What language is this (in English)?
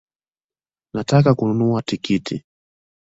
Swahili